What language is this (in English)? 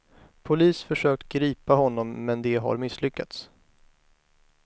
Swedish